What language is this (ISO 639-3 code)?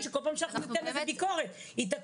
heb